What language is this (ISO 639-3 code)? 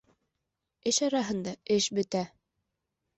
bak